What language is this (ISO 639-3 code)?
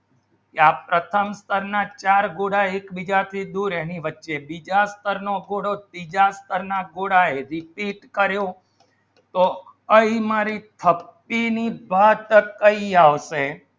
guj